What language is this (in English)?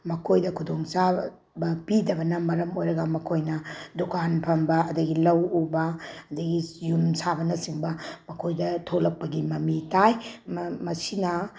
Manipuri